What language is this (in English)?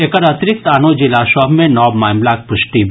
Maithili